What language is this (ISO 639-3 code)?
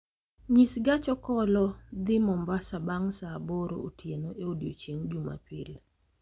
luo